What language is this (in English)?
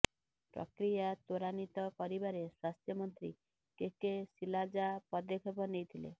Odia